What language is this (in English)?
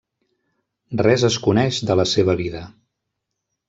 Catalan